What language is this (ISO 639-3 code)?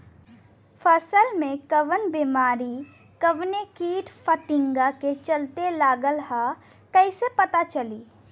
bho